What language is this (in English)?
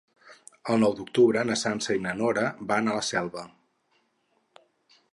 Catalan